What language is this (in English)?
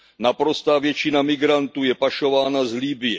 Czech